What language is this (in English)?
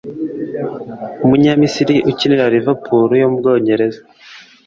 Kinyarwanda